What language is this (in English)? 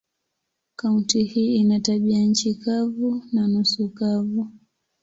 Swahili